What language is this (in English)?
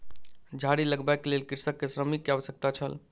Maithili